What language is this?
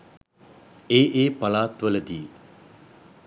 Sinhala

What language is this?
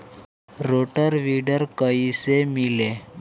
Bhojpuri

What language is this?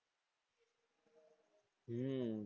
Gujarati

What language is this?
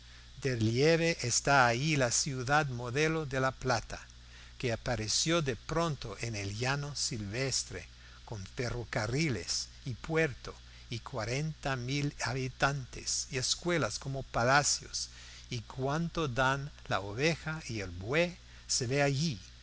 Spanish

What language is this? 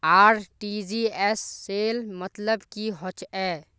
Magahi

